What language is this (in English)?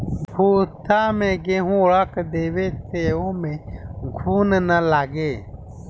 Bhojpuri